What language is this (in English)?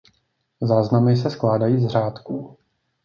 Czech